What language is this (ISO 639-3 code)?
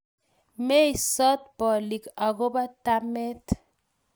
kln